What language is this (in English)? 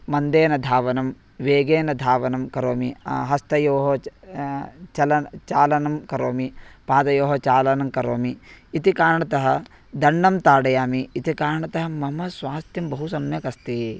Sanskrit